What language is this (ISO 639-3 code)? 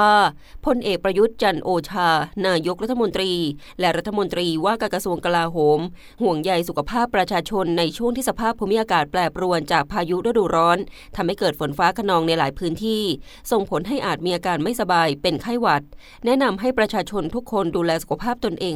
tha